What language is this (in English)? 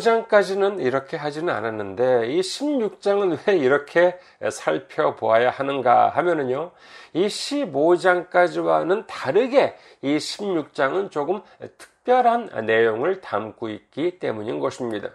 Korean